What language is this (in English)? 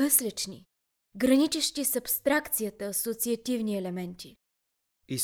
Bulgarian